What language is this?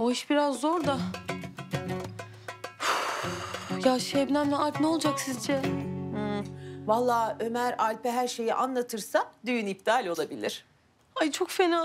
Turkish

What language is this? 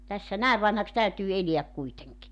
Finnish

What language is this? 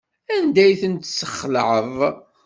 Kabyle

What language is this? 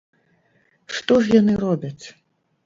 Belarusian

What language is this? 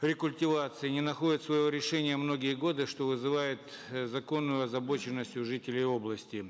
Kazakh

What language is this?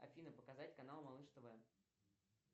Russian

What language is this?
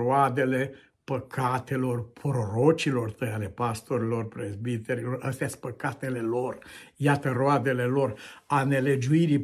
Romanian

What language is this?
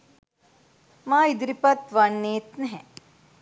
Sinhala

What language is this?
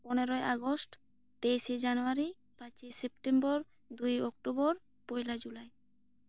Santali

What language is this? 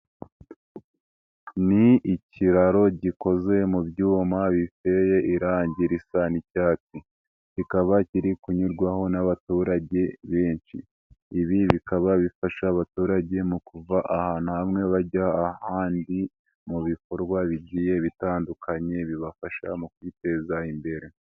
Kinyarwanda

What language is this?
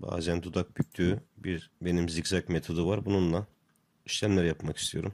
Turkish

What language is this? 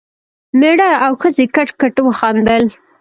Pashto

